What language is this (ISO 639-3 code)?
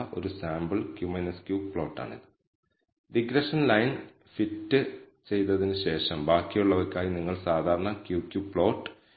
mal